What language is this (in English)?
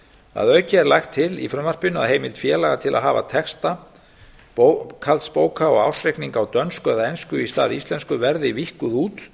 Icelandic